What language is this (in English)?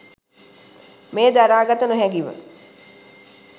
Sinhala